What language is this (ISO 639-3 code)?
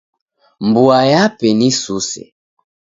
dav